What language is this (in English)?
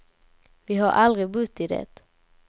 Swedish